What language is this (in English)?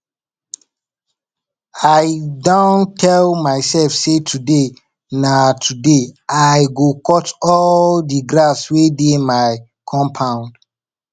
Nigerian Pidgin